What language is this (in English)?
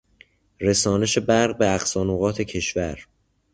Persian